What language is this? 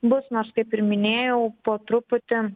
Lithuanian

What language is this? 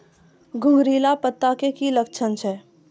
Maithili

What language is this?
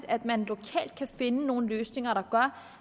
Danish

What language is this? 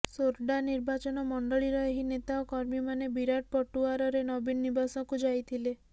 Odia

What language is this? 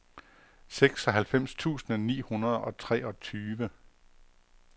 Danish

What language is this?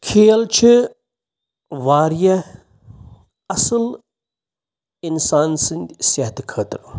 Kashmiri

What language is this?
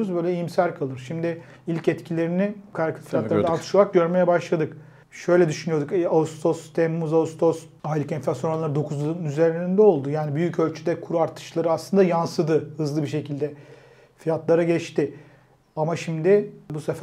Turkish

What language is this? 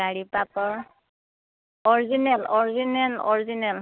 Assamese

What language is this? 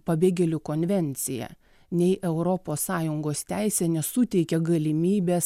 Lithuanian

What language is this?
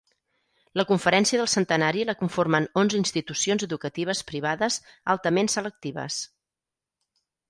Catalan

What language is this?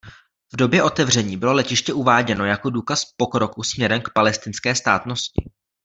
Czech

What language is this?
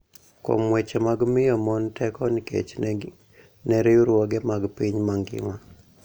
Luo (Kenya and Tanzania)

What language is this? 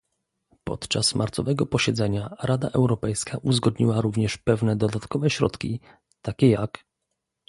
Polish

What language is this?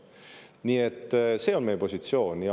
Estonian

